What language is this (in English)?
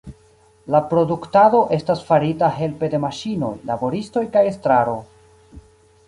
Esperanto